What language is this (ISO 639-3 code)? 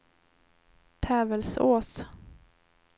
swe